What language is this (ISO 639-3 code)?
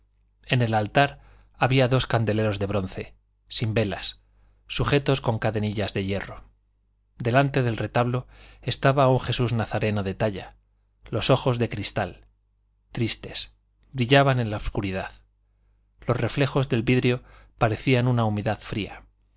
spa